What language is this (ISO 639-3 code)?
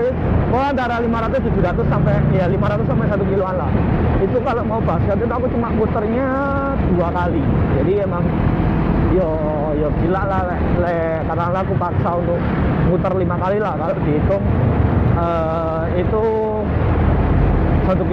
ind